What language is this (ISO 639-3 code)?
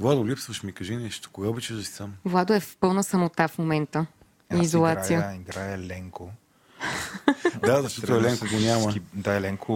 bul